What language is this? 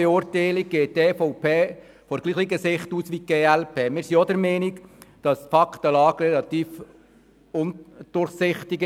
Swiss German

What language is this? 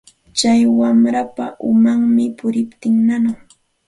Santa Ana de Tusi Pasco Quechua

